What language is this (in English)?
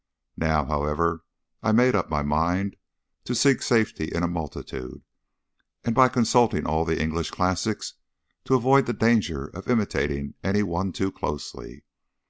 English